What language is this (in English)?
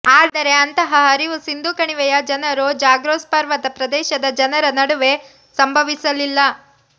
Kannada